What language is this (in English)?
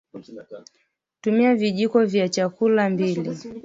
Swahili